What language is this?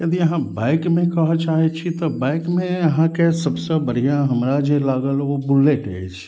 Maithili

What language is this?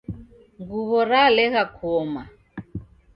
Taita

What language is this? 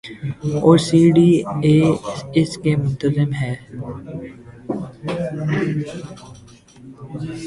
Urdu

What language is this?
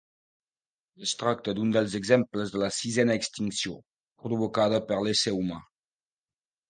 Catalan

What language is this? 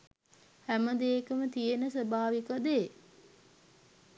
Sinhala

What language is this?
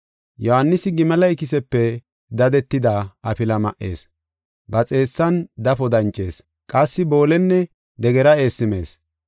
Gofa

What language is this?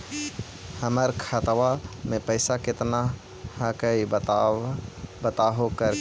Magahi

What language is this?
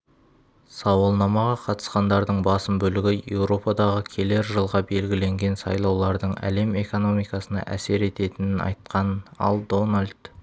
Kazakh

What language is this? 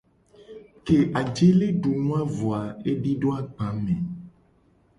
Gen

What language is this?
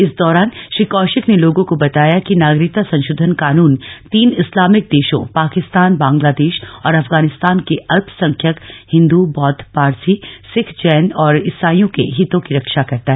Hindi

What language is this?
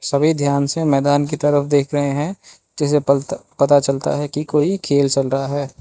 Hindi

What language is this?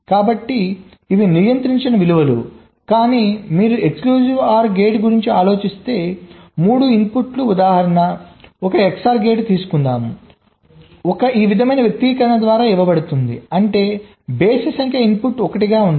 Telugu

